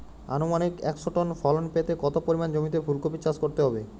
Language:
Bangla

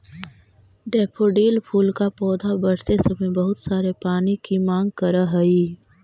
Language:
Magahi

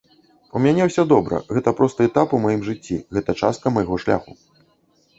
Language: Belarusian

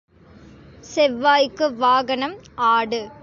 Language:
Tamil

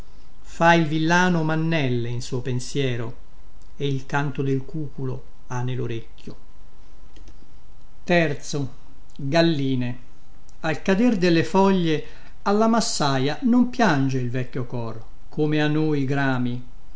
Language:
Italian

